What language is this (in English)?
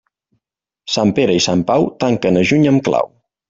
Catalan